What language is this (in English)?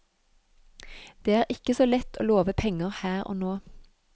Norwegian